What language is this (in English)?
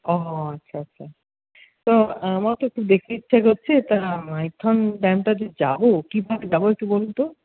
Bangla